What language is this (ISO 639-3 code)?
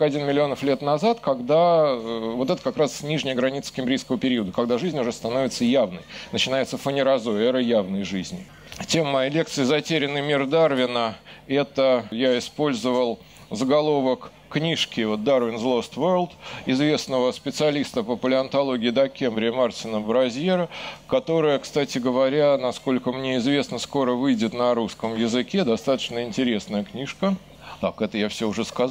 rus